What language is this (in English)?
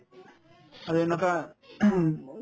Assamese